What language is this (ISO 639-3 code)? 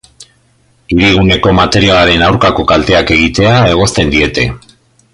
eus